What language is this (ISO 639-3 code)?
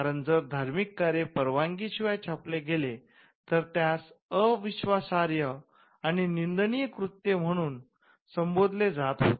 mar